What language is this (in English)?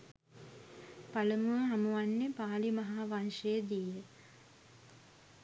Sinhala